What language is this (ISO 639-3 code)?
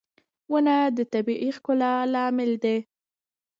pus